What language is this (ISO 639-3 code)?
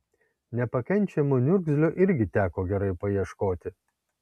lit